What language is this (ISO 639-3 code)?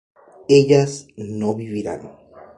spa